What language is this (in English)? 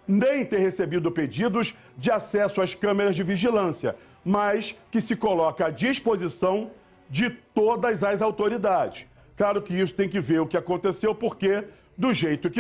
Portuguese